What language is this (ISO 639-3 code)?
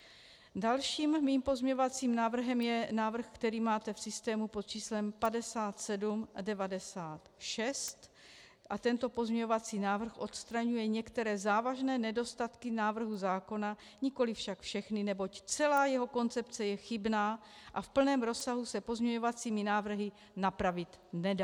ces